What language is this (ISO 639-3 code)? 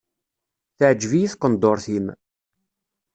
kab